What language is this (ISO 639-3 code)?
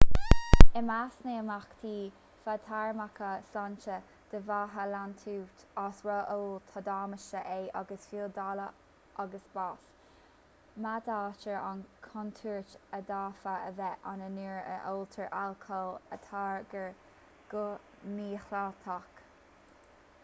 gle